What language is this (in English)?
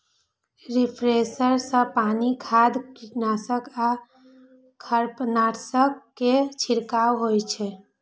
Maithili